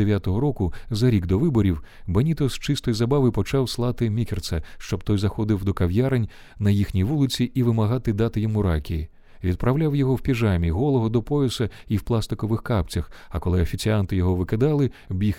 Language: Ukrainian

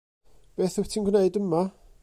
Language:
Welsh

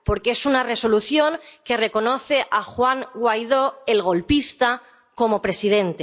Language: Spanish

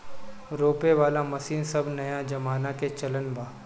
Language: Bhojpuri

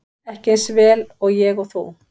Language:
Icelandic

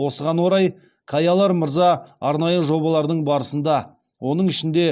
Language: Kazakh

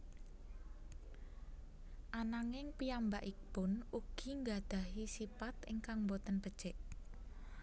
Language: Javanese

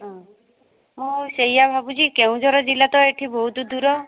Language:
Odia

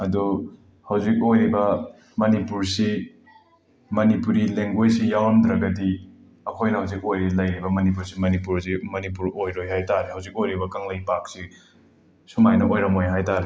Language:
Manipuri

